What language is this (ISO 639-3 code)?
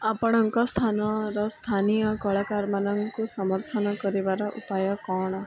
ori